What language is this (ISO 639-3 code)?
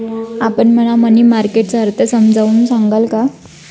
mar